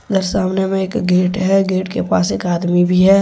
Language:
Hindi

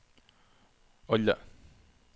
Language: Norwegian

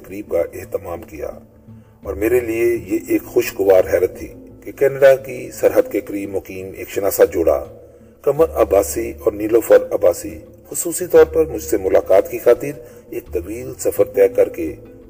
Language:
Urdu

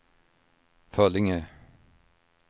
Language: Swedish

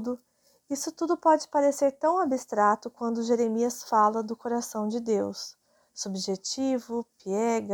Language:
Portuguese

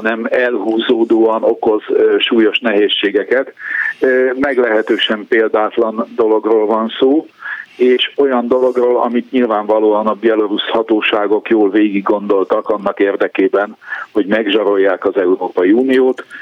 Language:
Hungarian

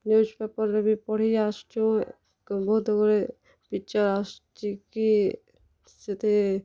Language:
Odia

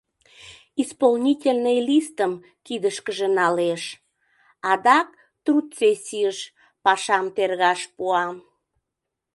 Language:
Mari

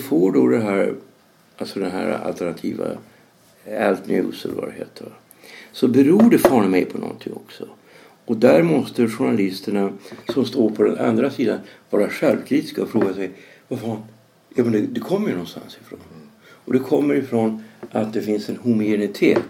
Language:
Swedish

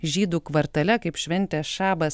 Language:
Lithuanian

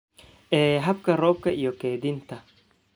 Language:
Somali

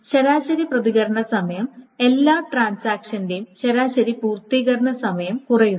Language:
Malayalam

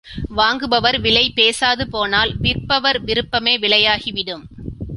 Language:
Tamil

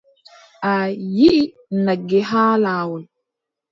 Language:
Adamawa Fulfulde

